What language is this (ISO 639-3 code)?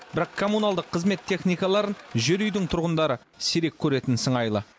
kaz